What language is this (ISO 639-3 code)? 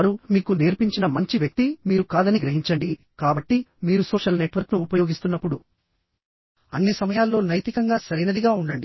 tel